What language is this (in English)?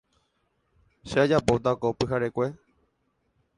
Guarani